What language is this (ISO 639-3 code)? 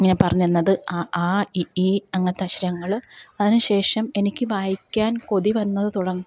mal